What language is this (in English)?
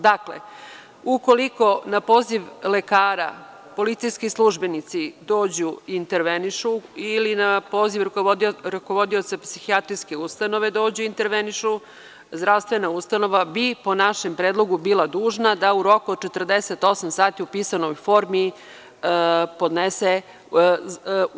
Serbian